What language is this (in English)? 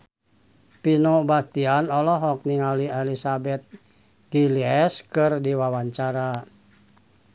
Sundanese